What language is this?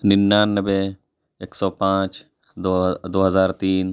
Urdu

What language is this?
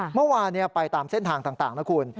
Thai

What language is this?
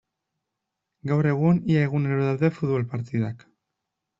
Basque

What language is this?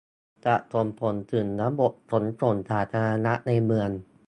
Thai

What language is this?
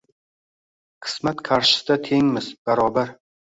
Uzbek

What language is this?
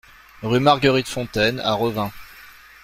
French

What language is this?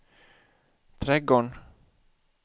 Swedish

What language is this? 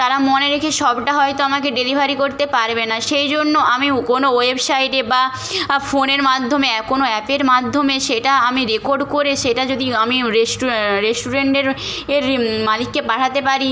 Bangla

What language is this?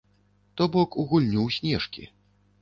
Belarusian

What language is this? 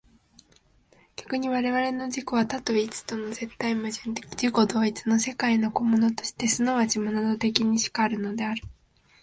Japanese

